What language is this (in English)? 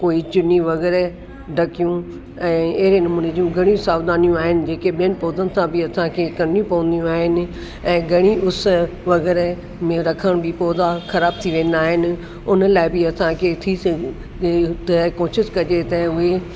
Sindhi